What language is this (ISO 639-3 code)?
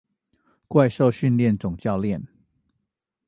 zho